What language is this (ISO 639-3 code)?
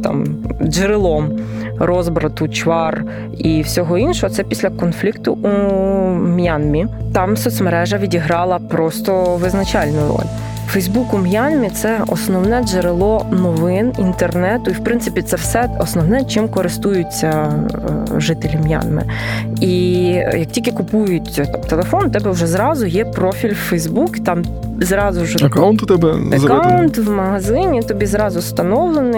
ukr